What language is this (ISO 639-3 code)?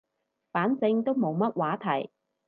yue